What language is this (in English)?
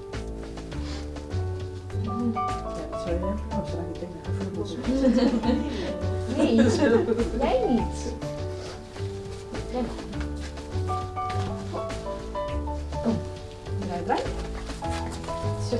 Dutch